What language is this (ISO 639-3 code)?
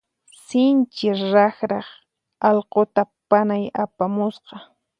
qxp